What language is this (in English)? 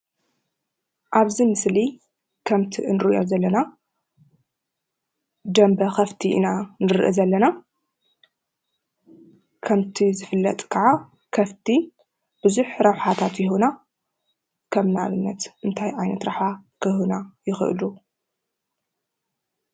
Tigrinya